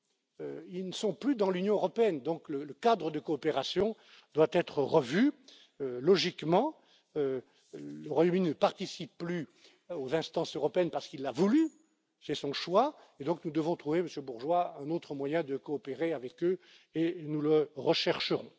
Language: French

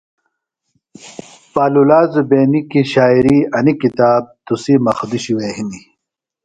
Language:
Phalura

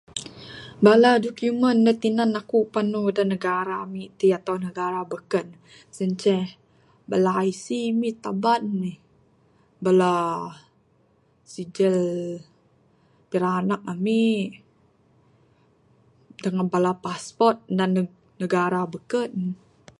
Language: Bukar-Sadung Bidayuh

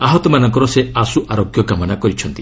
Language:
Odia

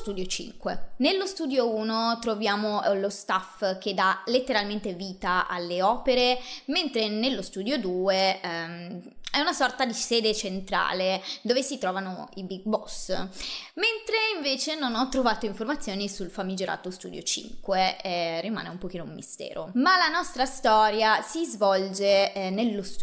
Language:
Italian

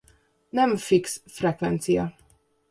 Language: Hungarian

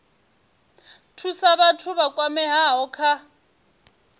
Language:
Venda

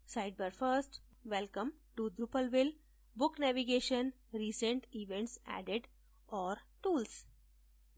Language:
Hindi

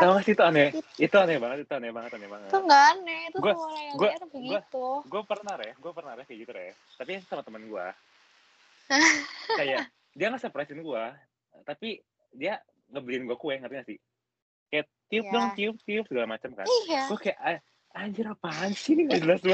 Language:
Indonesian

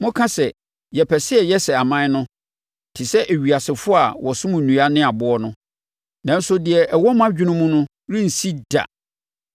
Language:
Akan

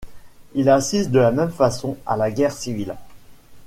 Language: French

